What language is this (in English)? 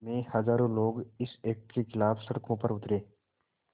Hindi